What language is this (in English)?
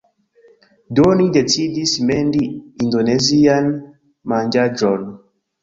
Esperanto